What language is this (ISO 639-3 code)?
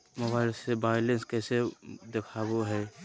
mag